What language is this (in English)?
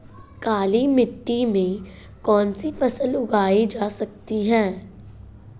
Hindi